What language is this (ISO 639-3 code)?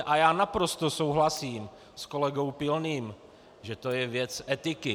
ces